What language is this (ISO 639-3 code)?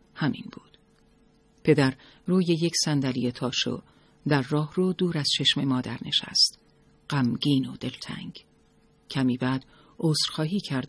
fas